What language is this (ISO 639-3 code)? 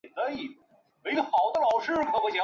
zho